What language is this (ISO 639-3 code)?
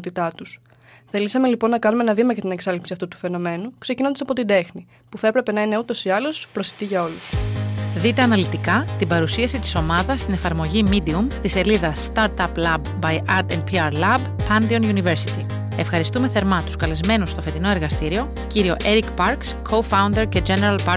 ell